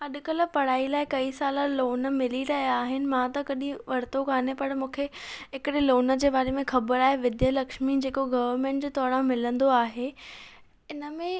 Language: Sindhi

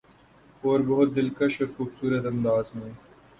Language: Urdu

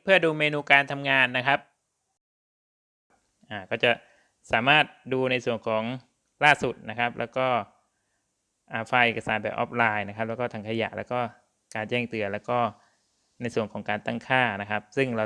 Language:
Thai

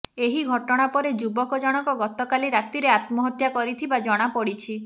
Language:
Odia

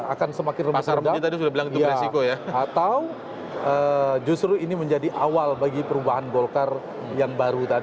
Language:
Indonesian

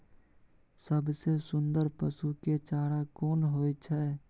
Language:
Maithili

